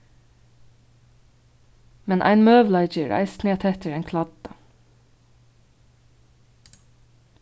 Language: Faroese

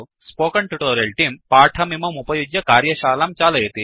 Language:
Sanskrit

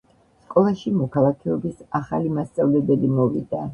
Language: Georgian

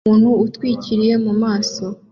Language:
Kinyarwanda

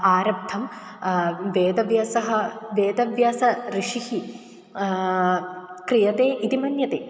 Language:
Sanskrit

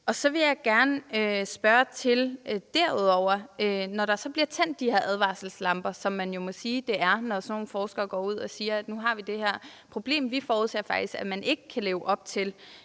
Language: Danish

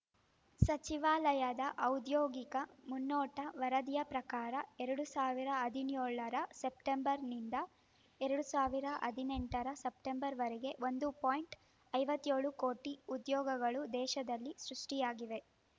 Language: Kannada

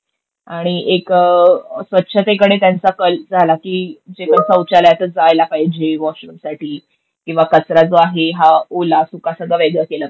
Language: Marathi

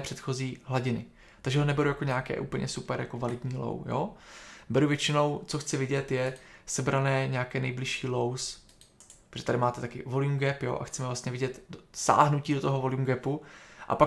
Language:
Czech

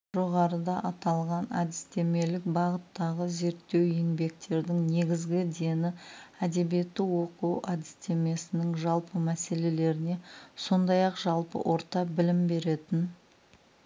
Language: Kazakh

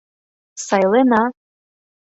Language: Mari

